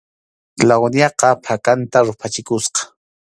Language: Arequipa-La Unión Quechua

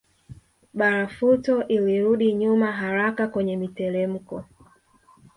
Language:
Swahili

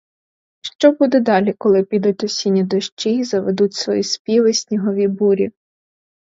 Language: Ukrainian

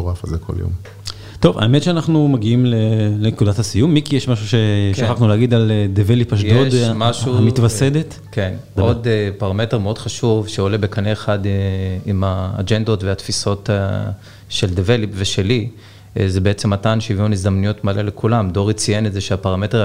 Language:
Hebrew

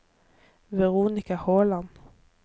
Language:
Norwegian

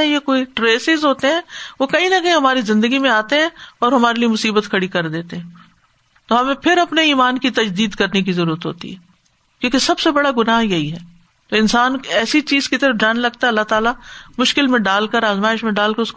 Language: Urdu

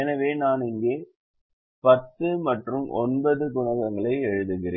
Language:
Tamil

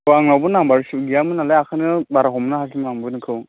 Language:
Bodo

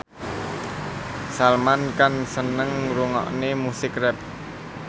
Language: Javanese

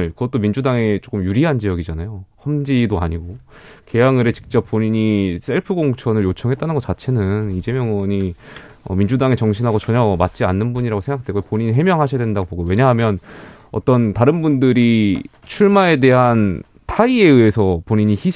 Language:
Korean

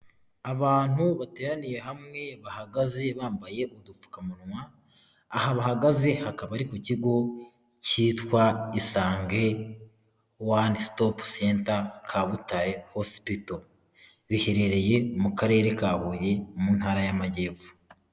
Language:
Kinyarwanda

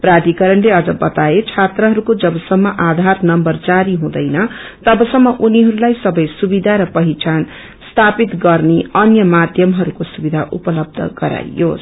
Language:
Nepali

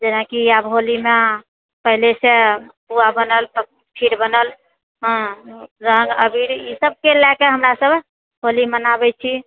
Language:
Maithili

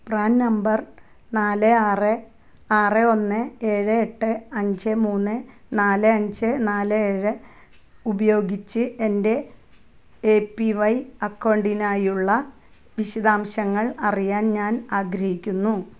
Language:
Malayalam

